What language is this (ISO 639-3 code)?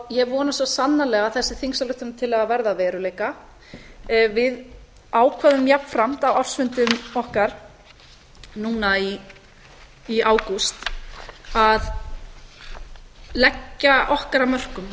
isl